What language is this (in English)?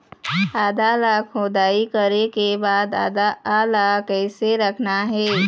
Chhattisgarhi